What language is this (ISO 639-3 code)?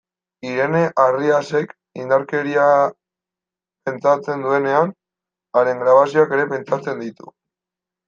eus